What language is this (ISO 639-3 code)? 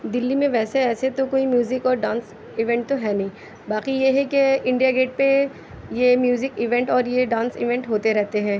urd